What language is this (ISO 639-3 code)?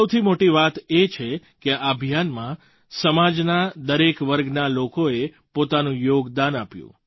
guj